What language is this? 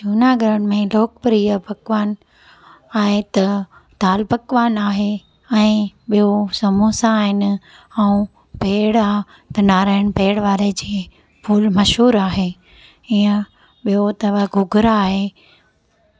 Sindhi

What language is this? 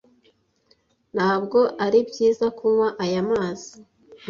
Kinyarwanda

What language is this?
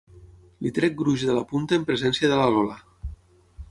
Catalan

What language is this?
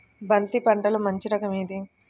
Telugu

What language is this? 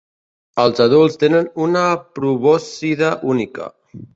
Catalan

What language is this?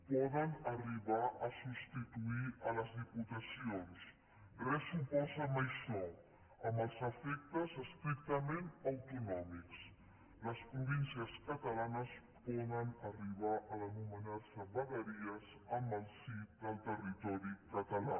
Catalan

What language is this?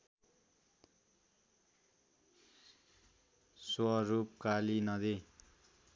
Nepali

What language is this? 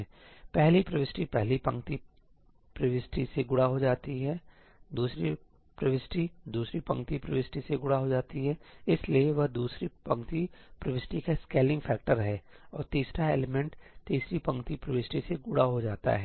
Hindi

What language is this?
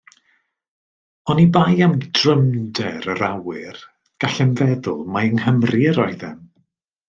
Welsh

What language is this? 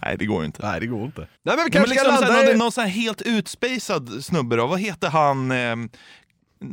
Swedish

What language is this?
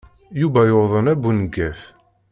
Kabyle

